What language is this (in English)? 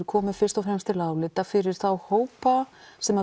Icelandic